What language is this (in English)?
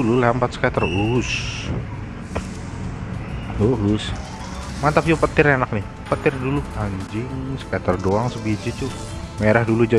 Indonesian